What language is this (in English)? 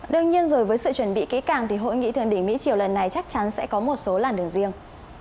Vietnamese